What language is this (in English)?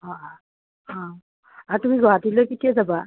Assamese